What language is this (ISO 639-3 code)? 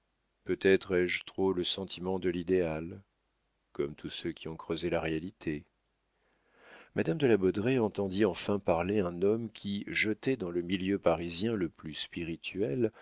fra